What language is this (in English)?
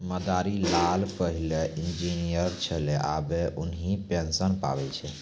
Maithili